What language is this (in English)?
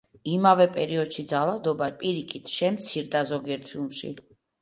Georgian